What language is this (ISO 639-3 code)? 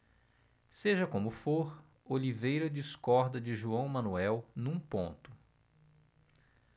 por